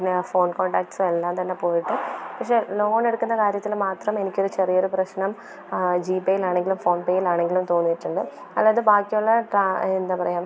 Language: Malayalam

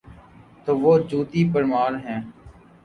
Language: Urdu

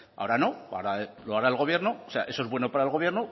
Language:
Spanish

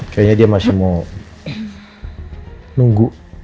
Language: Indonesian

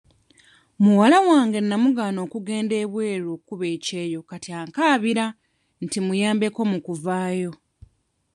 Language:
Ganda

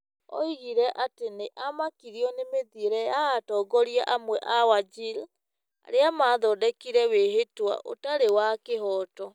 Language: Kikuyu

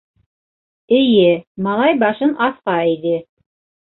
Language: Bashkir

